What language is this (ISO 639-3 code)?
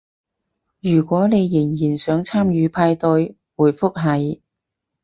yue